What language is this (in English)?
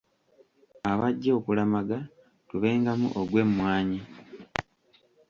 Ganda